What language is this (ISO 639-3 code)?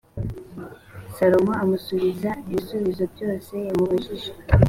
kin